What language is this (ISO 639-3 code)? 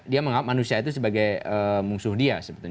ind